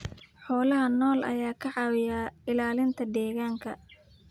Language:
Somali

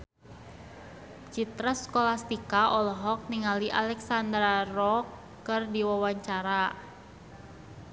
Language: Sundanese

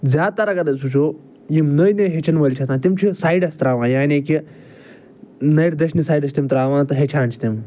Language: Kashmiri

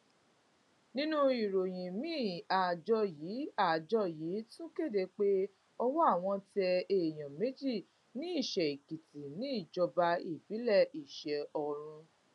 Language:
Yoruba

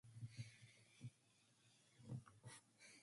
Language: English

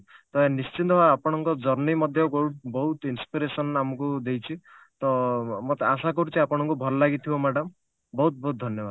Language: Odia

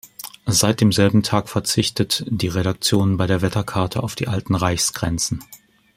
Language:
German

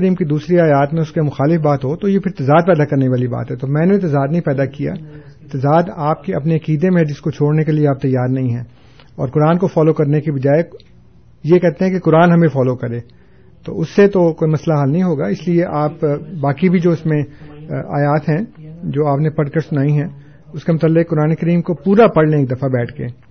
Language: Urdu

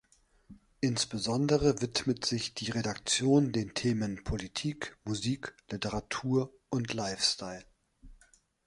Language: German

